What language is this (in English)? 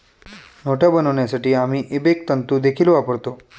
Marathi